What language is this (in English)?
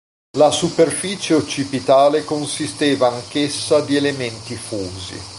Italian